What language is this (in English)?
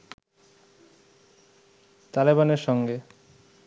Bangla